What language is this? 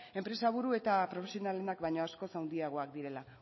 Basque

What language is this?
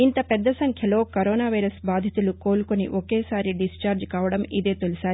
Telugu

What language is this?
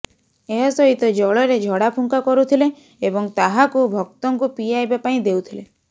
Odia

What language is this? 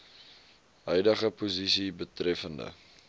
Afrikaans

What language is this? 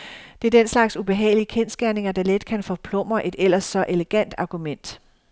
Danish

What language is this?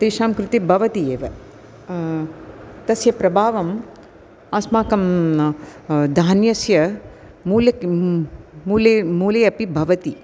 Sanskrit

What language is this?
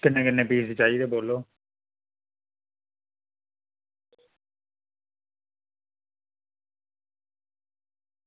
Dogri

